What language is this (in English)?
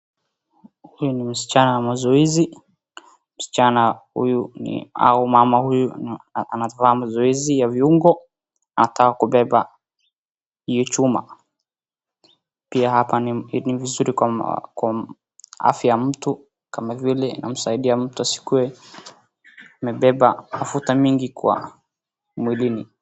Swahili